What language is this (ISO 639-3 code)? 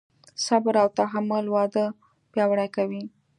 pus